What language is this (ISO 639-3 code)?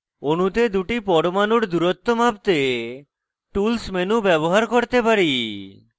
ben